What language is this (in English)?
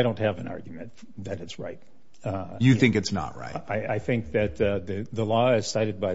English